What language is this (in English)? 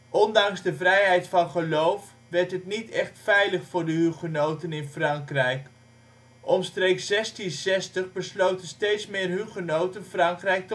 Dutch